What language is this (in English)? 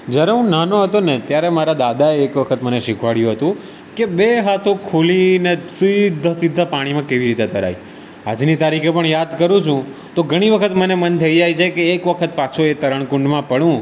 Gujarati